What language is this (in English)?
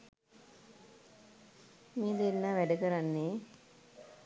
Sinhala